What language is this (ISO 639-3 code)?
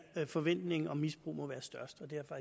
dan